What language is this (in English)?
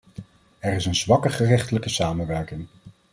Dutch